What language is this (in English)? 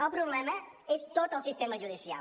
Catalan